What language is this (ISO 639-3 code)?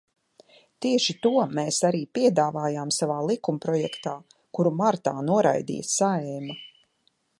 lav